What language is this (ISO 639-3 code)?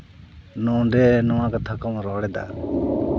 sat